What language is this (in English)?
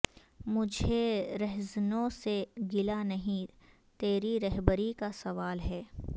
Urdu